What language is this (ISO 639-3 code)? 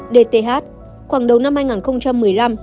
vie